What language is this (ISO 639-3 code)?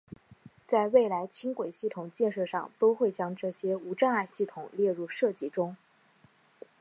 zho